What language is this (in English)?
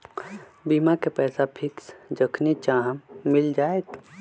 Magahi